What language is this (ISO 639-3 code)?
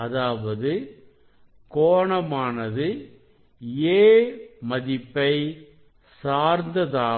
tam